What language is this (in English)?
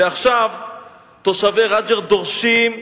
Hebrew